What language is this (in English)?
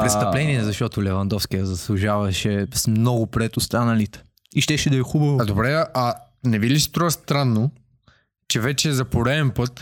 Bulgarian